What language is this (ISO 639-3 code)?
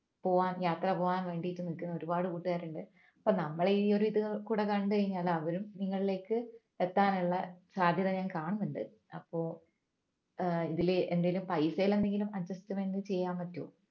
mal